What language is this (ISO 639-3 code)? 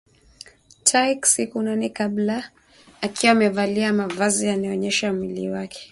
swa